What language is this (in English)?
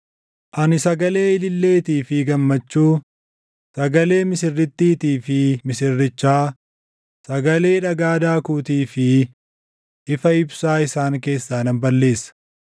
Oromo